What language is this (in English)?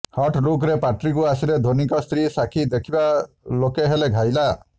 Odia